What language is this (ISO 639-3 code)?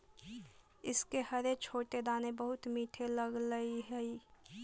mag